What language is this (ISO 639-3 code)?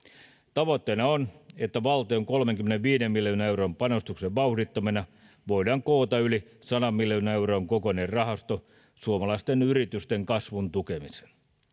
fin